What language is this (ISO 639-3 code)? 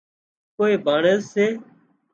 kxp